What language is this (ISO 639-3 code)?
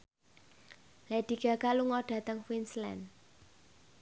jav